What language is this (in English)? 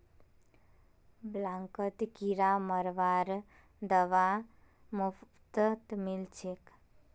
Magahi